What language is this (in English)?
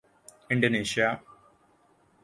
Urdu